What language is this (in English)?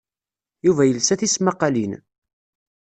Kabyle